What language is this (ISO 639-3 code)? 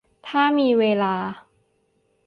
tha